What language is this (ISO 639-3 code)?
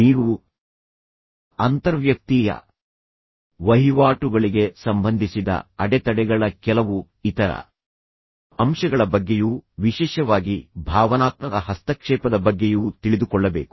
kan